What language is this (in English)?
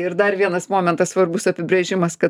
Lithuanian